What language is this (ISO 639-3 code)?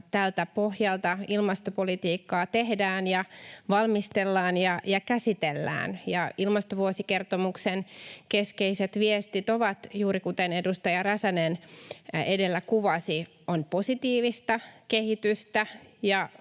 fin